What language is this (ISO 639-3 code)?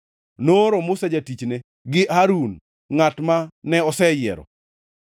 luo